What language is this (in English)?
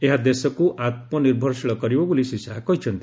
Odia